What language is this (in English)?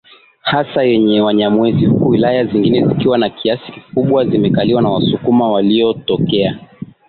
Swahili